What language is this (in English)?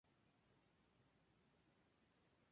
Spanish